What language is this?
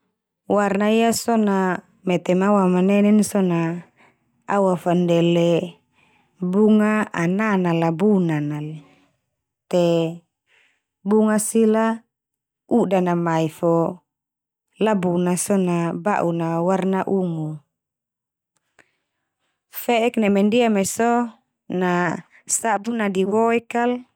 Termanu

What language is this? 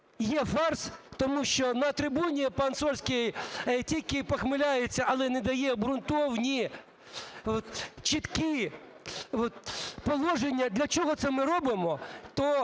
Ukrainian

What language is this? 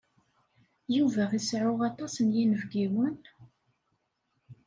Kabyle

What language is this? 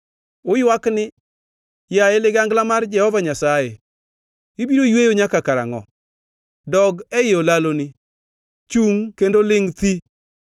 Luo (Kenya and Tanzania)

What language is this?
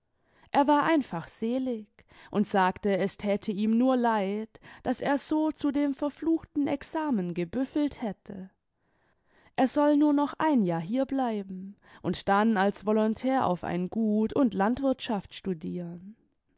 German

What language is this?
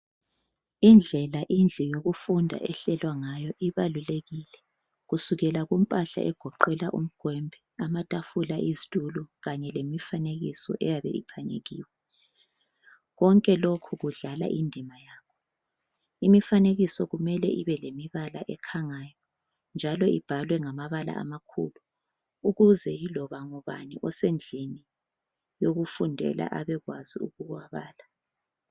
North Ndebele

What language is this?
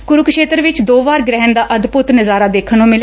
Punjabi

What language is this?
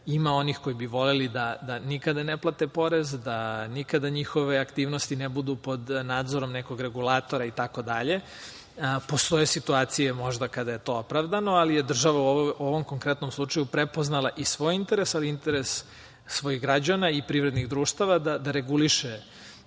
Serbian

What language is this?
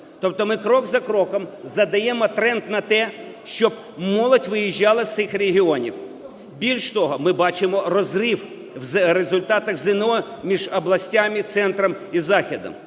Ukrainian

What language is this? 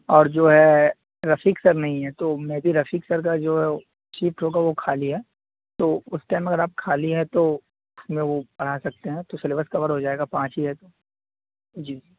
Urdu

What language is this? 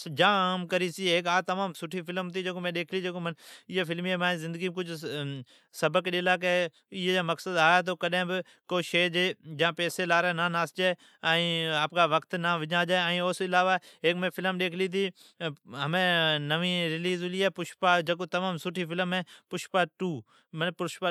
Od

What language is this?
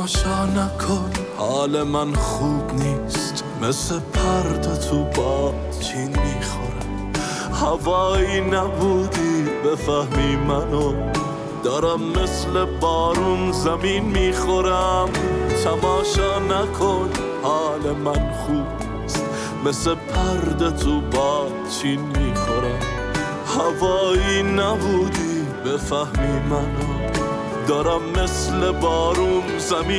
Persian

